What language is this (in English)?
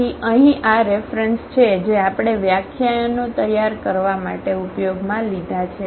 Gujarati